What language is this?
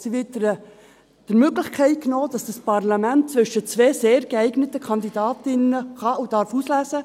Swiss German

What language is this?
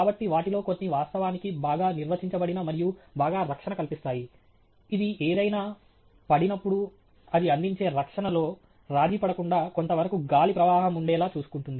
Telugu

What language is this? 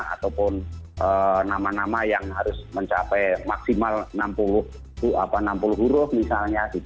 Indonesian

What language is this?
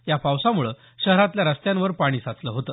Marathi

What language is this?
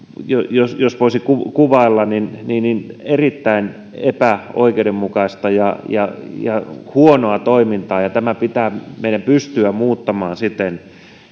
Finnish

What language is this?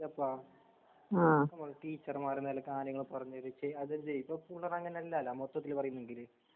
Malayalam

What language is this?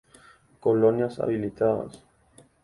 Guarani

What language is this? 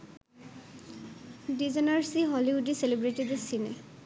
Bangla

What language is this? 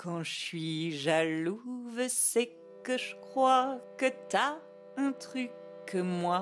French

